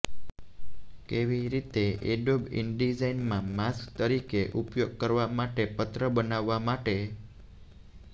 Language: Gujarati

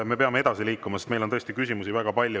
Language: Estonian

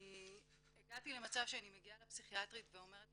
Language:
Hebrew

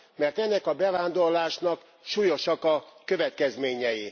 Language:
Hungarian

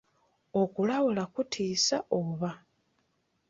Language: Ganda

